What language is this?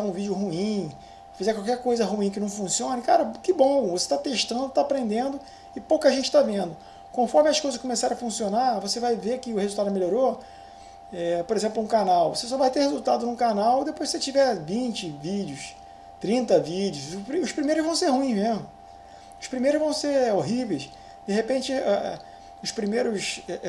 Portuguese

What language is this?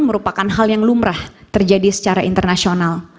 Indonesian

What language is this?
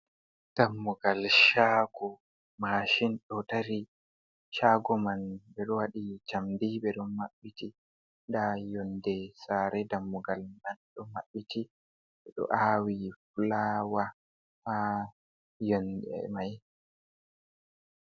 Fula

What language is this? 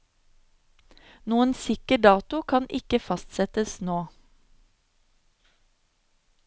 Norwegian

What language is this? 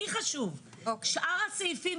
Hebrew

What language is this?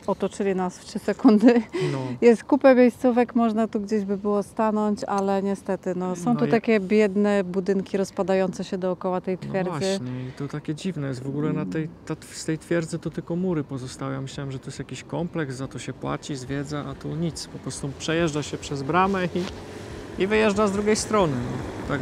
Polish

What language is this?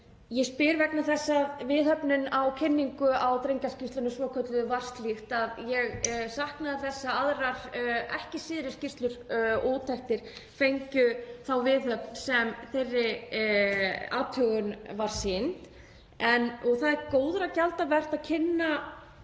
Icelandic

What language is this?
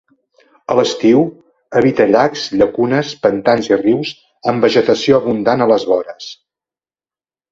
Catalan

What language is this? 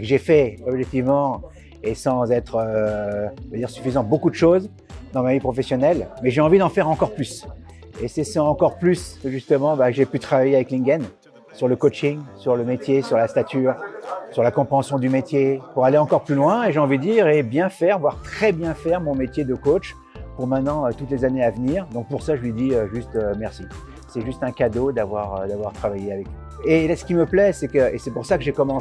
French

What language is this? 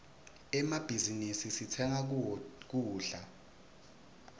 Swati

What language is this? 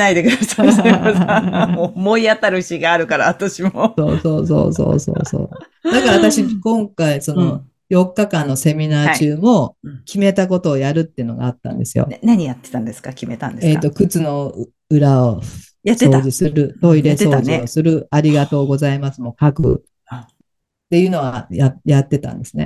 Japanese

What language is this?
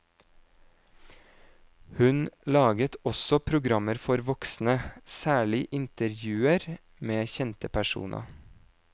Norwegian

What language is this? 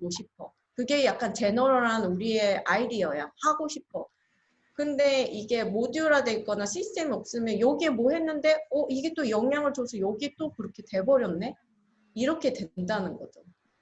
Korean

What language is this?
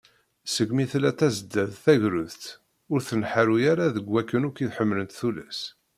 Kabyle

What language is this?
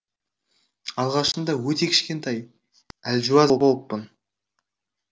Kazakh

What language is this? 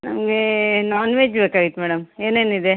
Kannada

